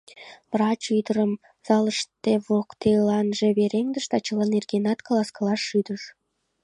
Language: Mari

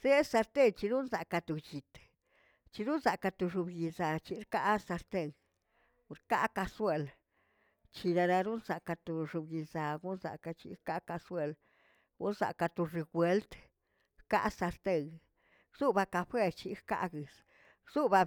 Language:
Tilquiapan Zapotec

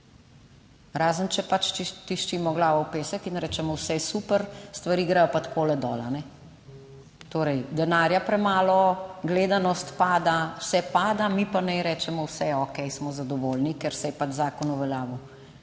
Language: Slovenian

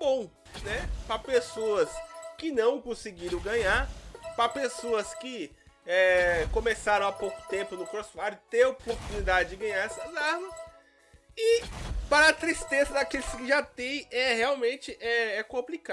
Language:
Portuguese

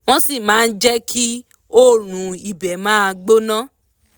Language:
Yoruba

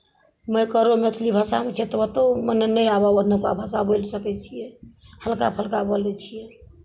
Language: Maithili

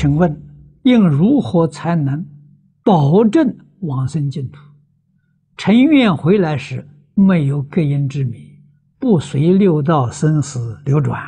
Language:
Chinese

